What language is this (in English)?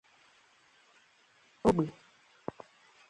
Igbo